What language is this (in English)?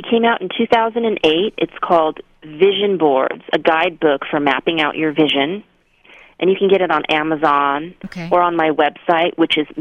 English